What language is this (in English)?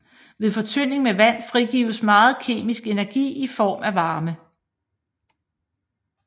Danish